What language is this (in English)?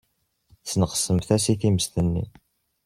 Kabyle